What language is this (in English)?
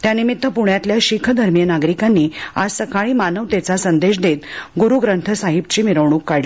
Marathi